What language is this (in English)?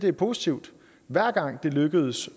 Danish